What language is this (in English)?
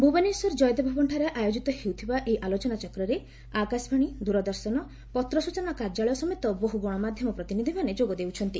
Odia